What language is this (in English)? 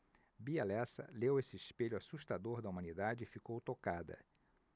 Portuguese